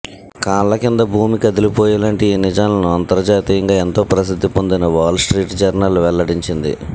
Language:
Telugu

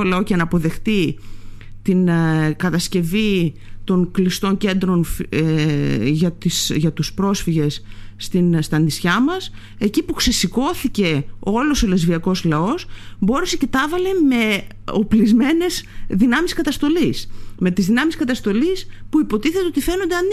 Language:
Greek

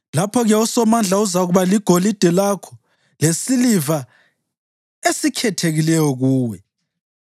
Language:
North Ndebele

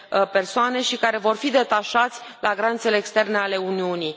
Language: Romanian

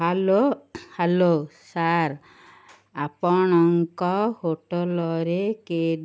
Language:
Odia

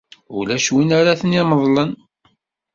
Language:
Kabyle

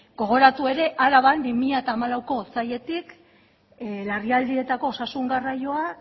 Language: Basque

